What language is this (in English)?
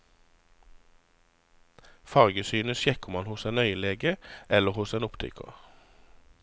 Norwegian